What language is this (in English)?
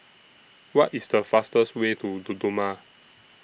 English